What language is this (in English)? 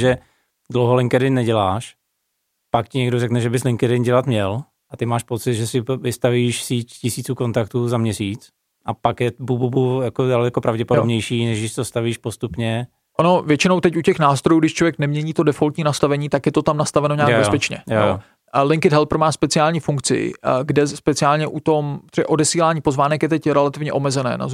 Czech